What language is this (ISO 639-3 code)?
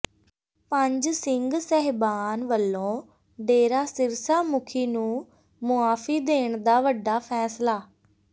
pan